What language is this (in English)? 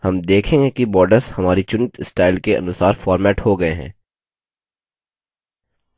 Hindi